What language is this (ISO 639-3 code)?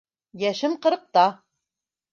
bak